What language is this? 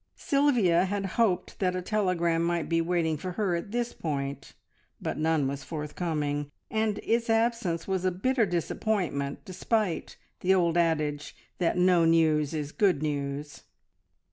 English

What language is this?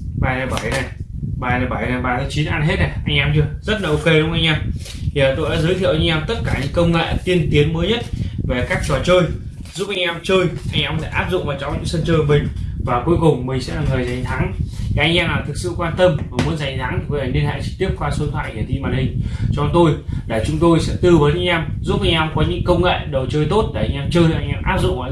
Vietnamese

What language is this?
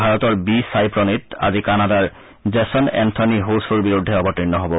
Assamese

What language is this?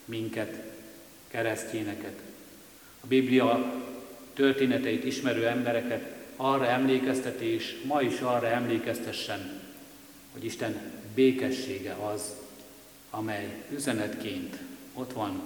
Hungarian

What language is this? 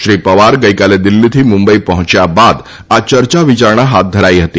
Gujarati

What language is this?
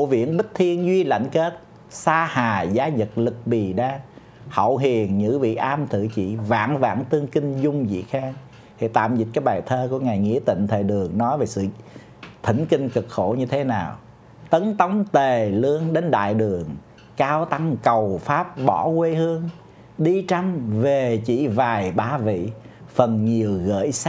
Vietnamese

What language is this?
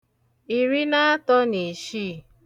Igbo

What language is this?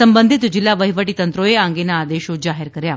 Gujarati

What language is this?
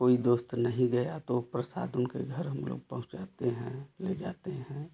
Hindi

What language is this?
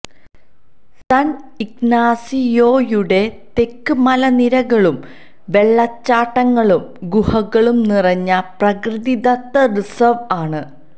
Malayalam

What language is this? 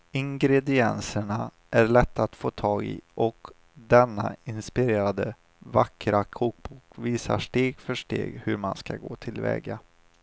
Swedish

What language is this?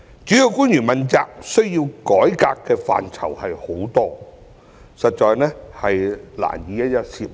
Cantonese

